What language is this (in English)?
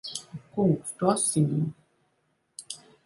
Latvian